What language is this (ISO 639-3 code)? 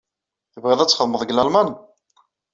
kab